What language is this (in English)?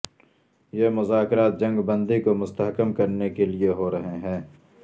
Urdu